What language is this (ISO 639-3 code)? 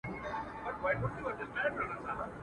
pus